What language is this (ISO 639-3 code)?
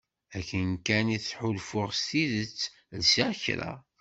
kab